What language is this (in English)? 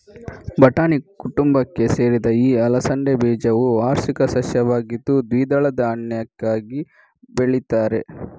Kannada